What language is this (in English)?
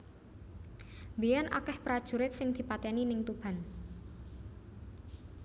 Javanese